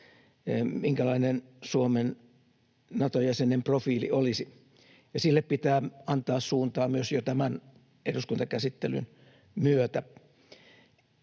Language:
Finnish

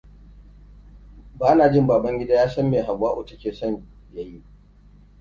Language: Hausa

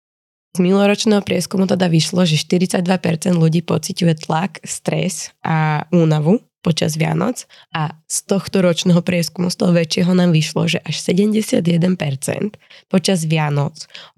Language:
Slovak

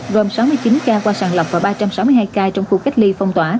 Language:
Vietnamese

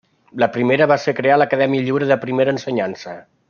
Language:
Catalan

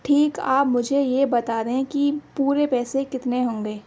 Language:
Urdu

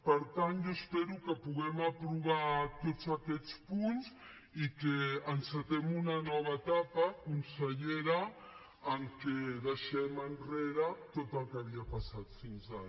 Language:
Catalan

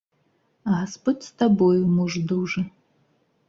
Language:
Belarusian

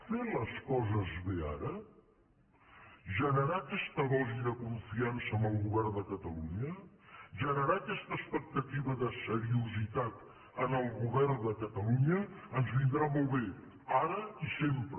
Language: Catalan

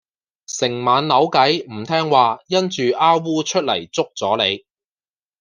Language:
Cantonese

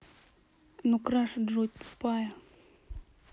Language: Russian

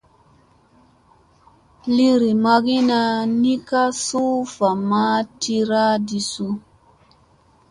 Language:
Musey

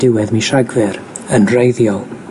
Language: Welsh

